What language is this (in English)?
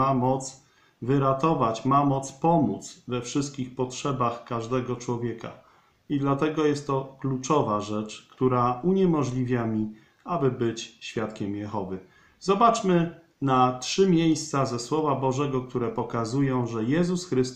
Polish